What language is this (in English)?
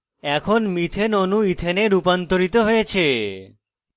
Bangla